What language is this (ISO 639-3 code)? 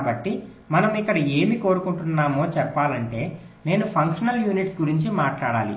tel